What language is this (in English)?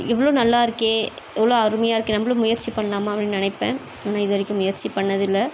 Tamil